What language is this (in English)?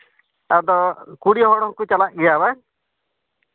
Santali